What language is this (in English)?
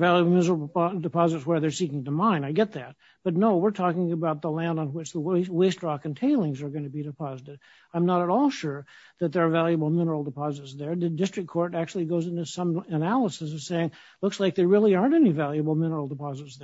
English